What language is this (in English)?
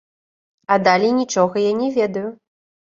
Belarusian